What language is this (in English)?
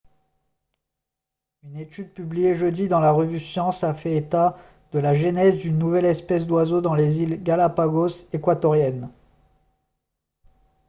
French